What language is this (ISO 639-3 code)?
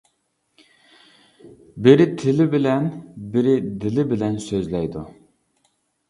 uig